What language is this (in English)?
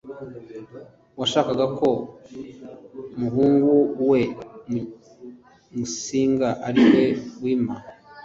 Kinyarwanda